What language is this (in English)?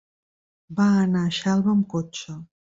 Catalan